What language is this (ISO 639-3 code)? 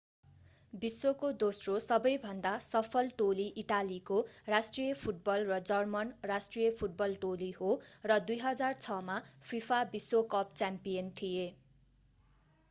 nep